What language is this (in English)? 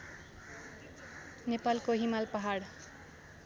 Nepali